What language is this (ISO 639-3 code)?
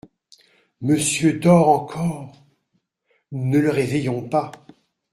fra